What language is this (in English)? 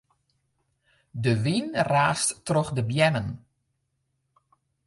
Western Frisian